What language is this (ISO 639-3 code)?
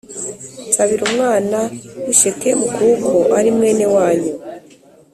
kin